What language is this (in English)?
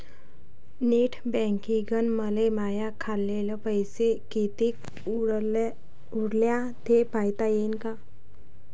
Marathi